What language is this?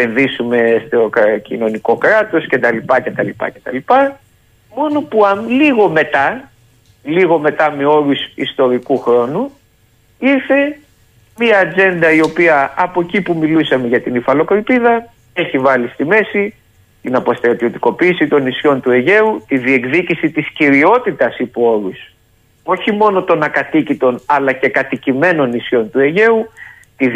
Greek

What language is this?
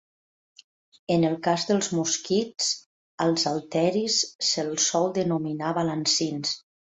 Catalan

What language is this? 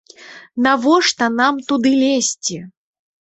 Belarusian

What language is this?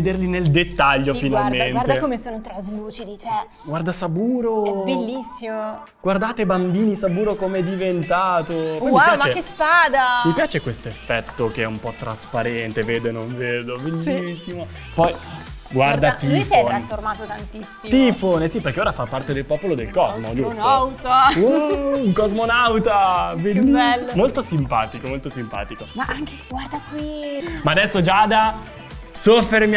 Italian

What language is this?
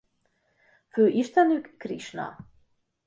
Hungarian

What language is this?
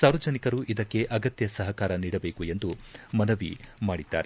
Kannada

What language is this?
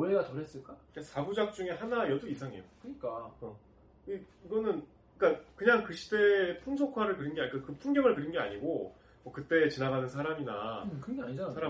Korean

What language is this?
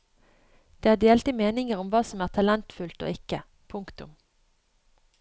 Norwegian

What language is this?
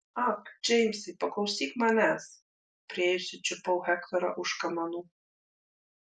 Lithuanian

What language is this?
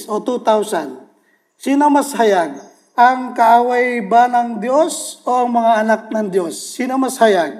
Filipino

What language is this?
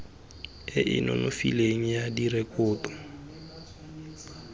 Tswana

